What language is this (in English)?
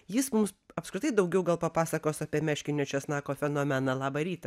Lithuanian